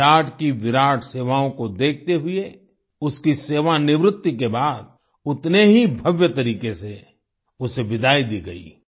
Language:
Hindi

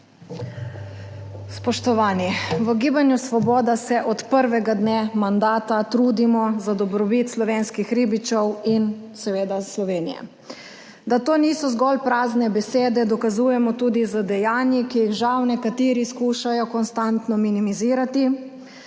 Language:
Slovenian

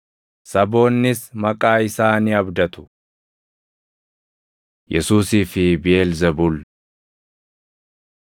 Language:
Oromo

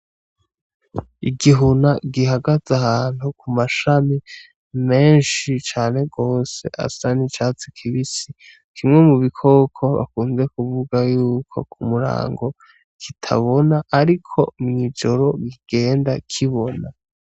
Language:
Rundi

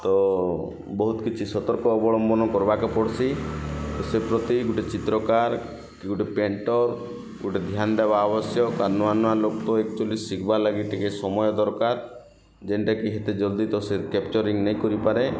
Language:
Odia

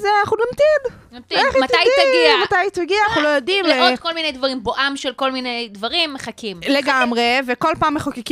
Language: Hebrew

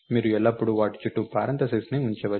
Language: Telugu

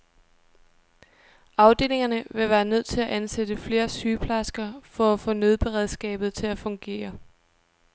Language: Danish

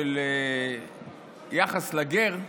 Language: Hebrew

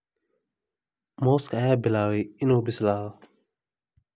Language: Somali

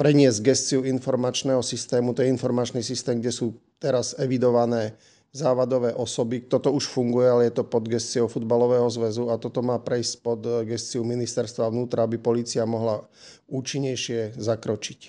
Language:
Slovak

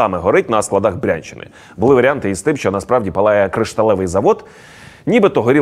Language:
Ukrainian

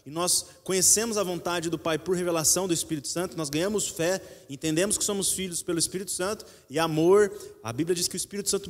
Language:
Portuguese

